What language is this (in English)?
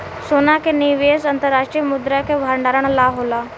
Bhojpuri